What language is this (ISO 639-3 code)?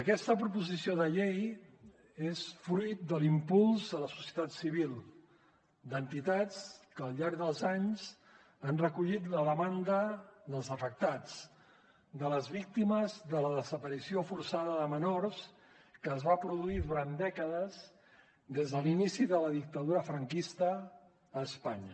cat